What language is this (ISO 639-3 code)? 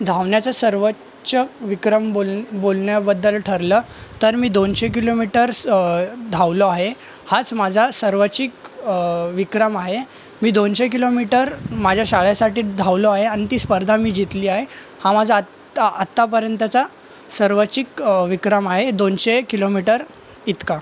mar